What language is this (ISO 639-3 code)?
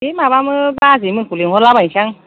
brx